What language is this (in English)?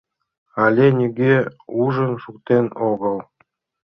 Mari